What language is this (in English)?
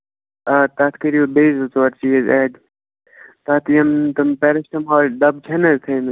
Kashmiri